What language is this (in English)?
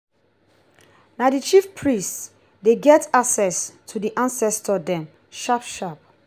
Nigerian Pidgin